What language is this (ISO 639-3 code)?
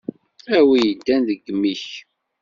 kab